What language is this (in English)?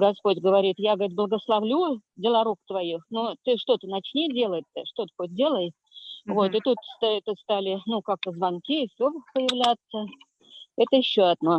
Russian